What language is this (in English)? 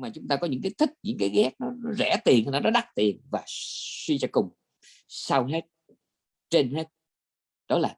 Vietnamese